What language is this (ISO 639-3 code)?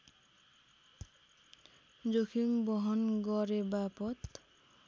nep